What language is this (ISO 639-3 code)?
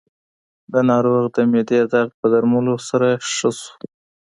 pus